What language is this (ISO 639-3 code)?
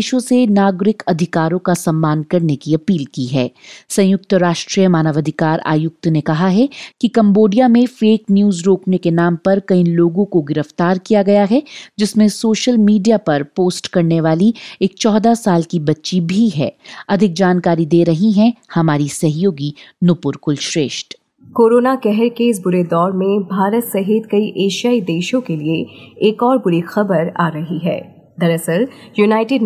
hin